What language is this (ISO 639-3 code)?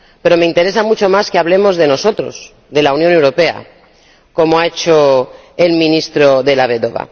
spa